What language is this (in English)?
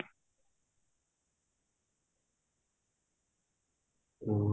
Punjabi